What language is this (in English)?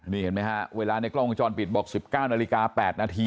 Thai